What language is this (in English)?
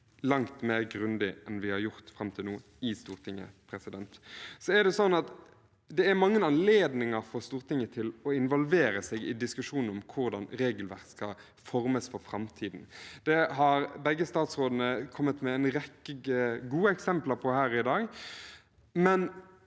Norwegian